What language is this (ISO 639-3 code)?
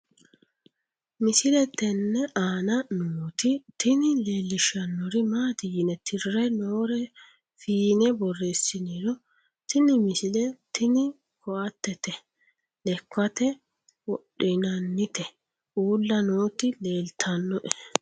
sid